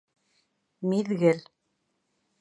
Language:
Bashkir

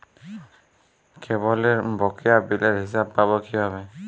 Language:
Bangla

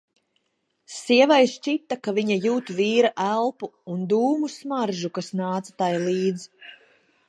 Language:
Latvian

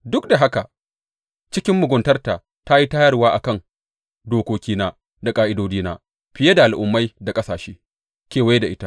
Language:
Hausa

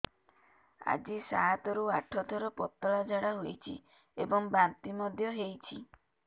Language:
Odia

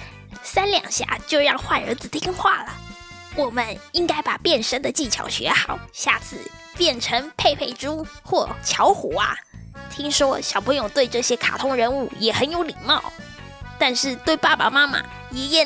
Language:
Chinese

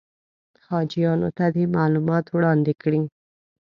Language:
Pashto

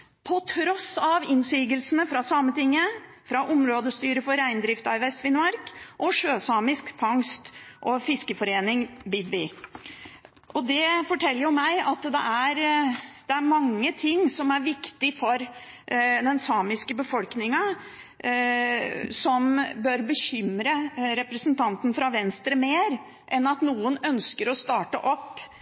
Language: Norwegian Bokmål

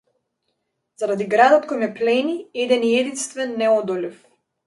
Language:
Macedonian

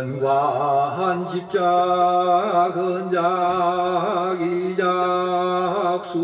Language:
Korean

